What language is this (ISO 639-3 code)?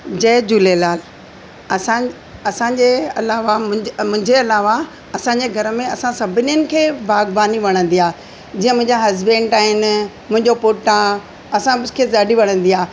snd